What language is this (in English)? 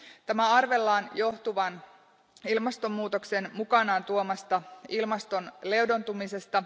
Finnish